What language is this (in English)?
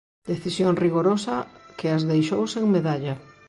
Galician